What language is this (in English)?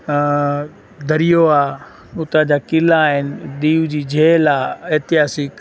Sindhi